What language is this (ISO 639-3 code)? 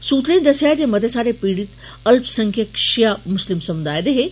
doi